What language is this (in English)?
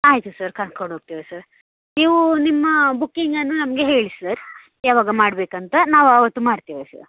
Kannada